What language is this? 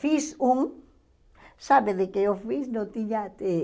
Portuguese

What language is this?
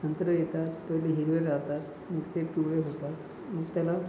Marathi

